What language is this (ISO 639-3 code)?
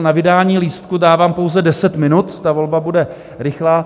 ces